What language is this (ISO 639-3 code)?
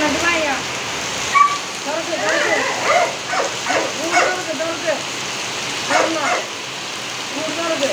mal